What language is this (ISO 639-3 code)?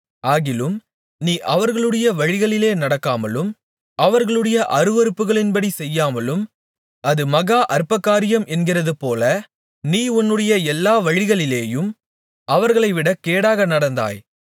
tam